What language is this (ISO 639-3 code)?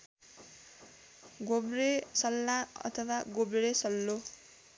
nep